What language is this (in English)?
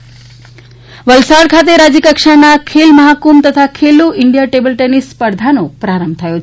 Gujarati